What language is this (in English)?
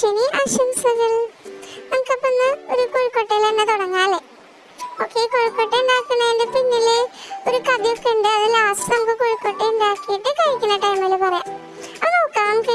Turkish